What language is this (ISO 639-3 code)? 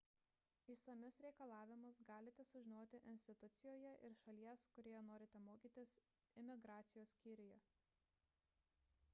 lit